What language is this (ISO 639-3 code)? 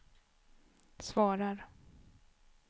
swe